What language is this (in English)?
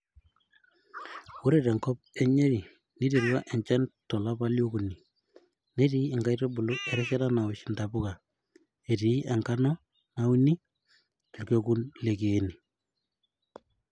Masai